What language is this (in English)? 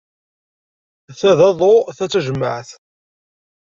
Kabyle